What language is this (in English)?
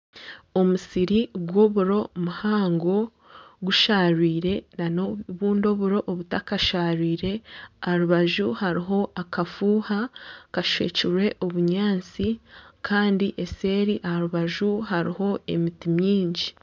Nyankole